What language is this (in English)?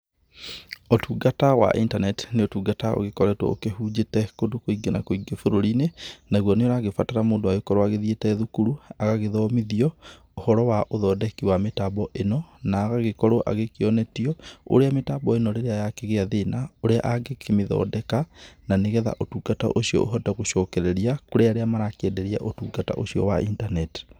Kikuyu